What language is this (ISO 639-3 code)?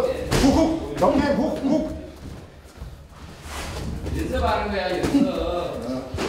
kor